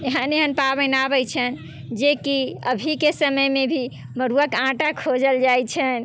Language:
Maithili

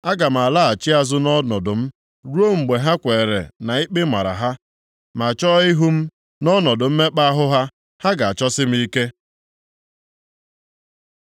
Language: Igbo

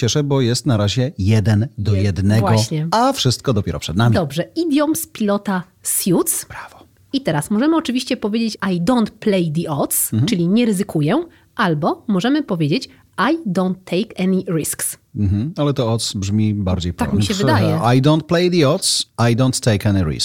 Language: Polish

